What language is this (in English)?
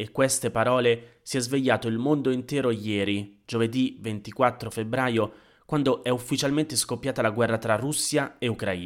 Italian